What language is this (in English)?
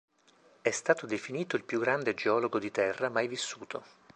Italian